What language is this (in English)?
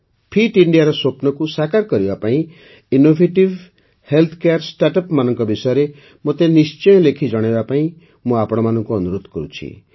Odia